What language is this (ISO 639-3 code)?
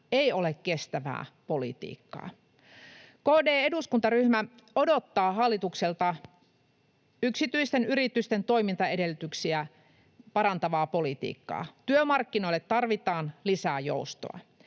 fin